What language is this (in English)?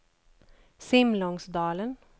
Swedish